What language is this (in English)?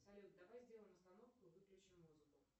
Russian